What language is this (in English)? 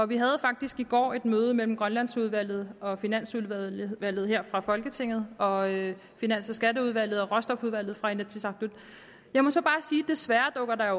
Danish